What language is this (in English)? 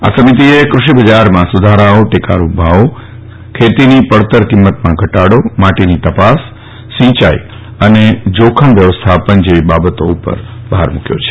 Gujarati